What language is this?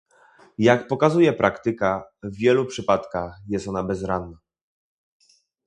Polish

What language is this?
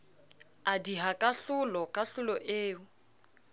Southern Sotho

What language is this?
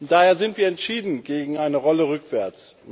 German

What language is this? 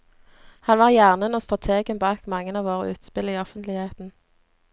Norwegian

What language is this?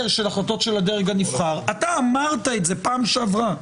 Hebrew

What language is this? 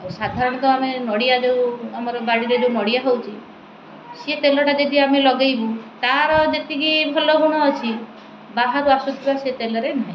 Odia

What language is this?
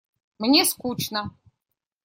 Russian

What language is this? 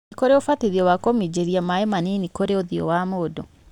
Kikuyu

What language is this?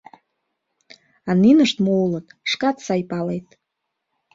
Mari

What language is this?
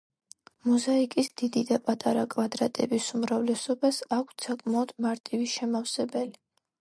Georgian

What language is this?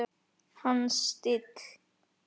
Icelandic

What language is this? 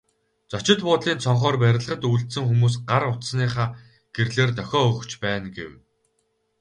Mongolian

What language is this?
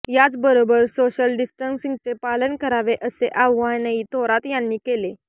Marathi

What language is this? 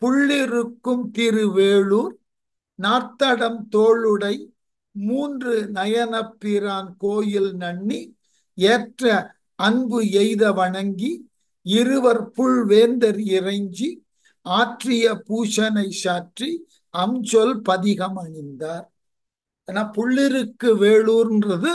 Tamil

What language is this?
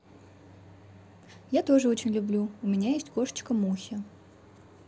Russian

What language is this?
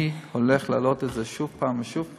Hebrew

